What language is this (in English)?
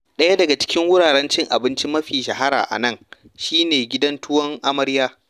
Hausa